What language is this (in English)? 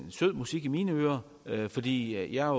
Danish